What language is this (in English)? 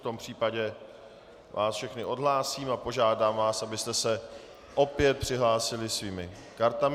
Czech